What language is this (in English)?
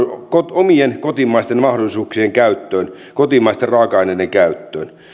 Finnish